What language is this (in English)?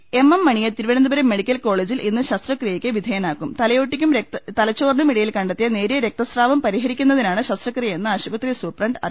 Malayalam